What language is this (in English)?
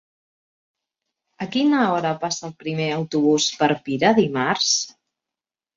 Catalan